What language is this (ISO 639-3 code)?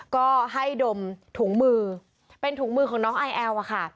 tha